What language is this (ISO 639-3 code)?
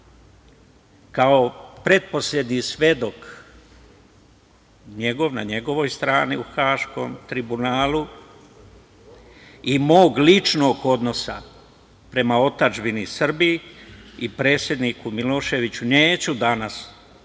srp